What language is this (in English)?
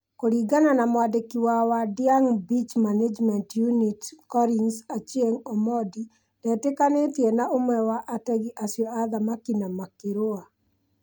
Kikuyu